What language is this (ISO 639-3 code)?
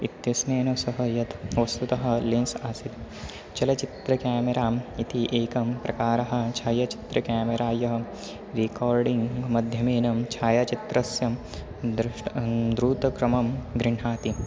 san